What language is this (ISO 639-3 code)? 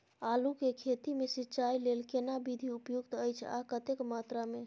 mai